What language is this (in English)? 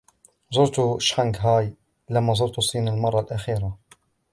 Arabic